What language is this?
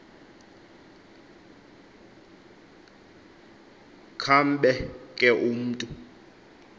Xhosa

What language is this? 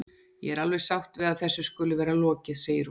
Icelandic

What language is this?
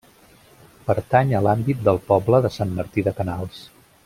Catalan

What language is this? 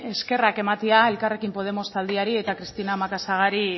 Basque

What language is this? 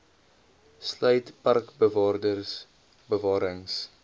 Afrikaans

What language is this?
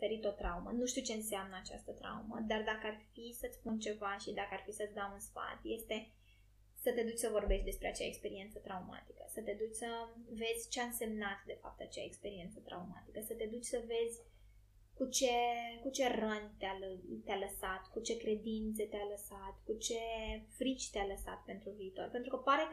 Romanian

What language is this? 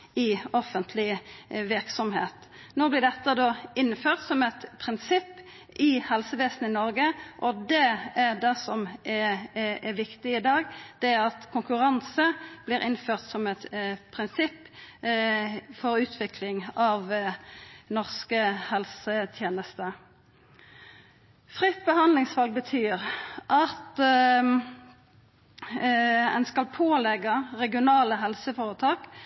Norwegian Nynorsk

